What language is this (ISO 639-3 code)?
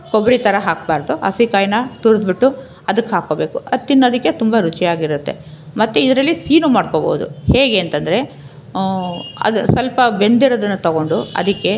kan